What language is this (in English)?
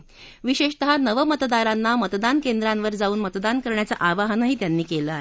Marathi